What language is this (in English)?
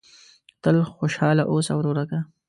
Pashto